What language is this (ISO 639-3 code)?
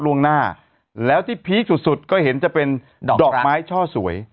tha